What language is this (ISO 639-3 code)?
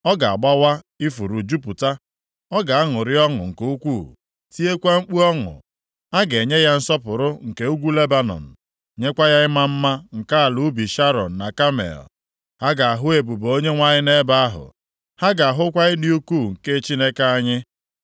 ibo